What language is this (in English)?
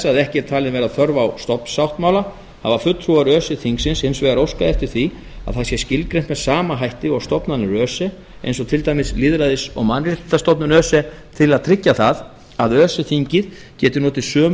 Icelandic